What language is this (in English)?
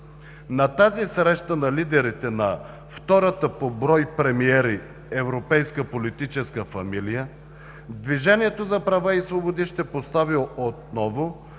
Bulgarian